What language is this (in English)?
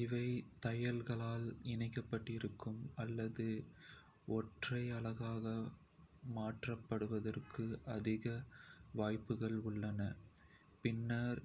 Kota (India)